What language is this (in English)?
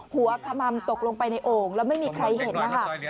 Thai